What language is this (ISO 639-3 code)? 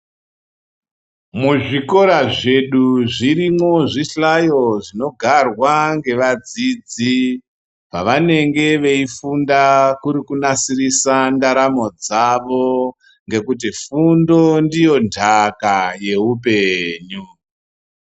ndc